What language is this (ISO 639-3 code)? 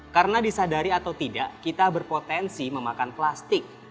ind